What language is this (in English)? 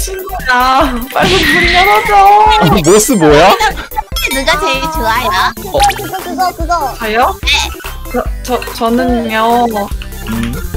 Korean